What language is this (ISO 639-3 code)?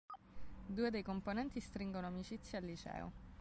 ita